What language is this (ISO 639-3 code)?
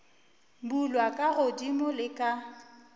nso